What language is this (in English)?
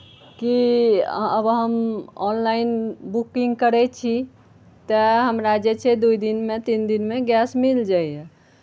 Maithili